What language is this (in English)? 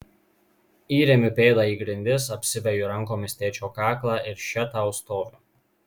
Lithuanian